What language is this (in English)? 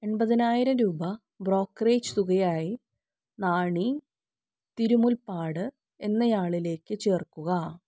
Malayalam